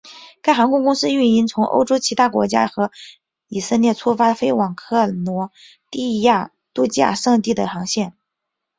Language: Chinese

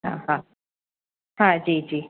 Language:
Sindhi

